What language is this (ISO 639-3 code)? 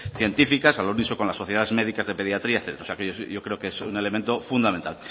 spa